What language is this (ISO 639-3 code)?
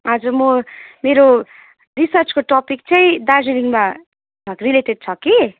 nep